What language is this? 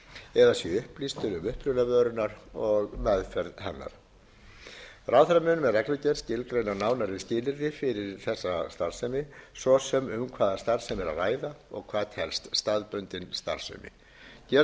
Icelandic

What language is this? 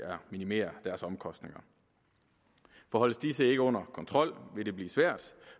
Danish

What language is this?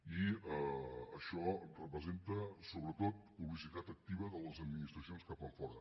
Catalan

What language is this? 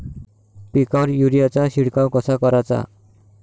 Marathi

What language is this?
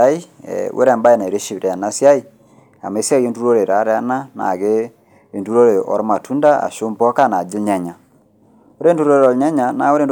Masai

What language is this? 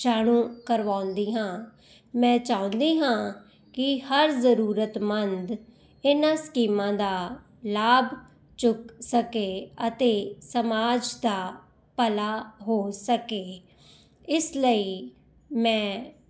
Punjabi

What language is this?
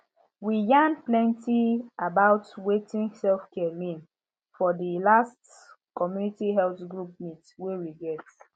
Nigerian Pidgin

